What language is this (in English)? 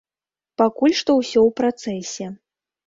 Belarusian